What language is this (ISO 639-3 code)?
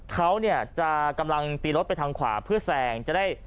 tha